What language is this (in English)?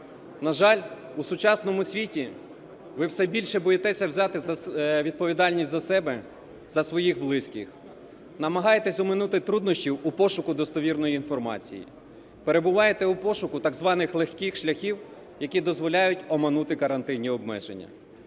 Ukrainian